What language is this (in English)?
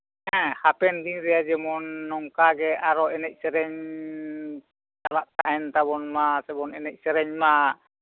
Santali